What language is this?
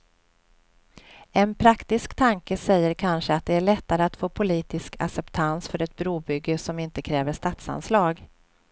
Swedish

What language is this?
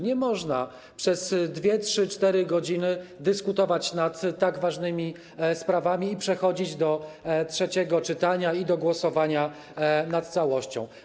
Polish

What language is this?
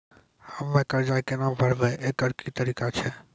Maithili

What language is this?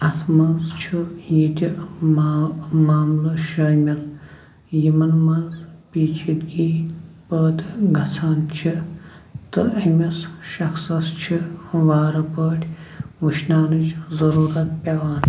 Kashmiri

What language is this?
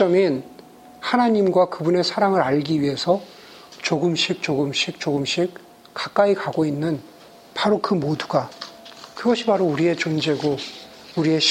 Korean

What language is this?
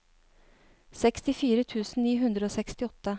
Norwegian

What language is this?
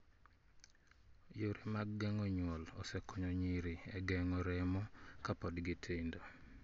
Luo (Kenya and Tanzania)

